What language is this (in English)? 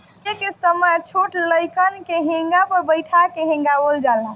Bhojpuri